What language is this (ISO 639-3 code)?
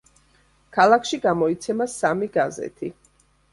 kat